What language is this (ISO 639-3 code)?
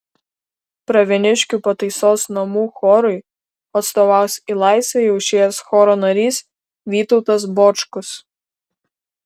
lit